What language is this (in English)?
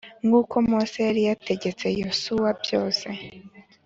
Kinyarwanda